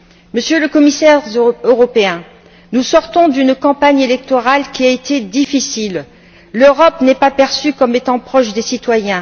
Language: French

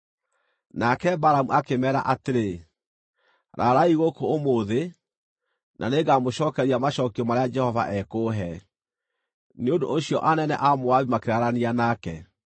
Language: Kikuyu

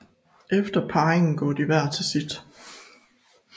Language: Danish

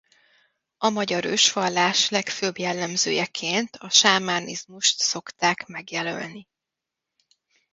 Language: Hungarian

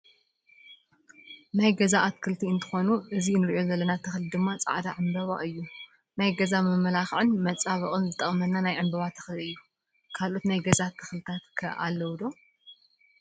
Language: Tigrinya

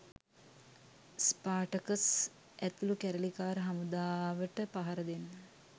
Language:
Sinhala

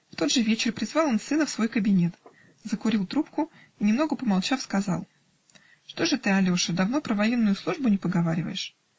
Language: Russian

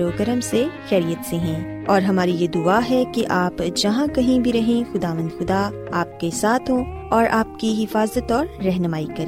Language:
Urdu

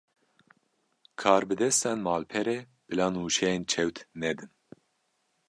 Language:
Kurdish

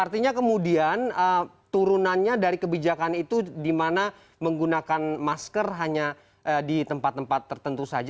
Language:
Indonesian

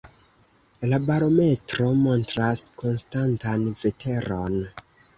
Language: Esperanto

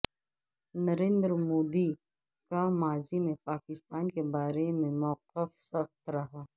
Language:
Urdu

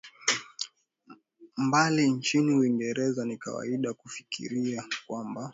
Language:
Swahili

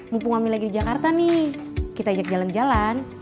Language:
Indonesian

